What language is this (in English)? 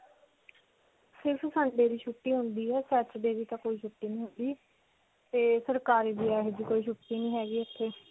Punjabi